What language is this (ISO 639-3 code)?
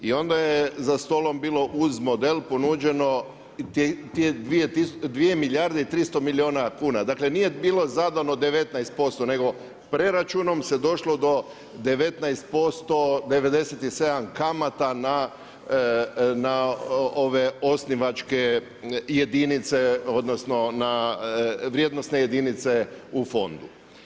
hrv